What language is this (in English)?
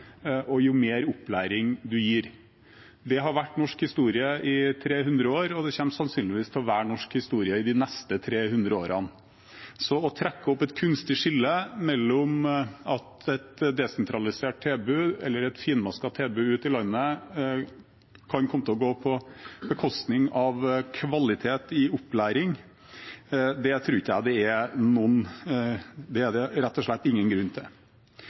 Norwegian Bokmål